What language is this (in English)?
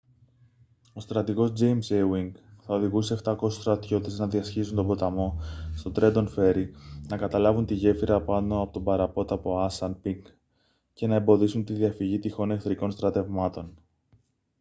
Greek